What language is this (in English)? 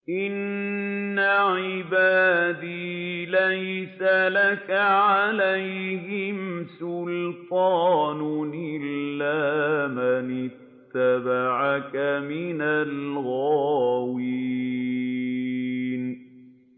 Arabic